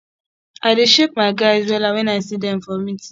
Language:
Nigerian Pidgin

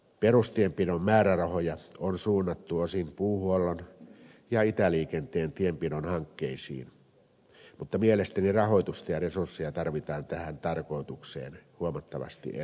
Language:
Finnish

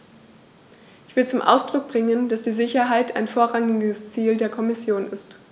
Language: German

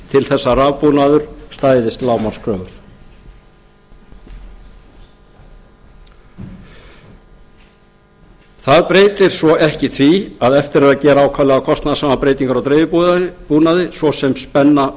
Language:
Icelandic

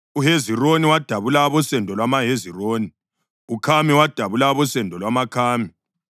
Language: North Ndebele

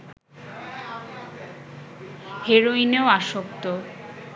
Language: Bangla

